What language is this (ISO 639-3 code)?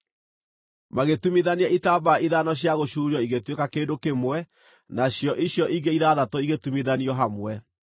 kik